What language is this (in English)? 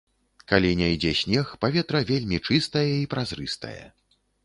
Belarusian